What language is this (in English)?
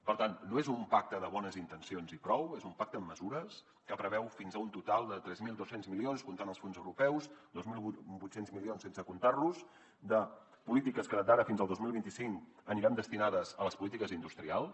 Catalan